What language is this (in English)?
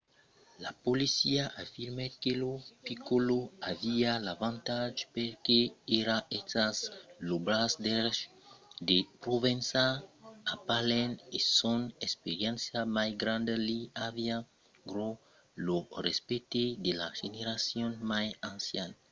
Occitan